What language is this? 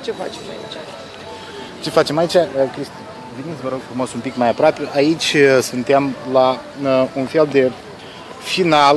Romanian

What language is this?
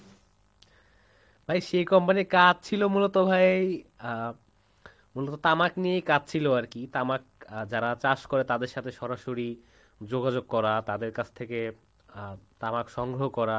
Bangla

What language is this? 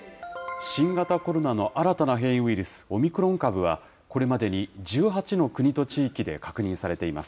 Japanese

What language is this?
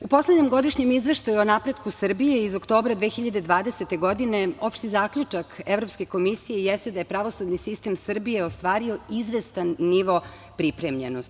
Serbian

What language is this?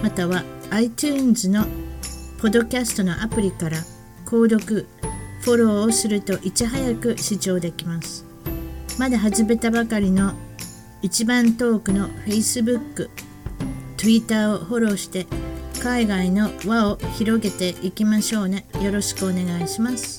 Japanese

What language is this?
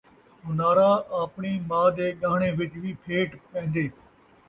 Saraiki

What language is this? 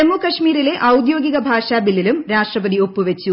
Malayalam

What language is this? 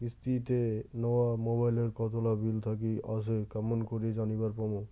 Bangla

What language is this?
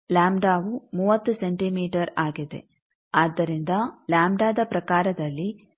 Kannada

